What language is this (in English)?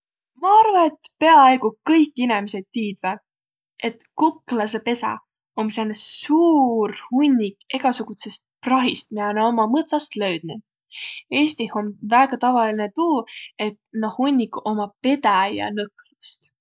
Võro